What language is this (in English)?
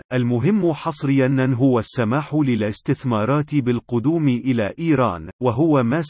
Arabic